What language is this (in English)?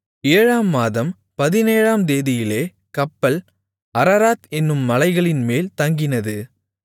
Tamil